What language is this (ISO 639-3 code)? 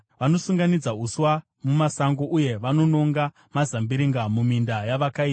sna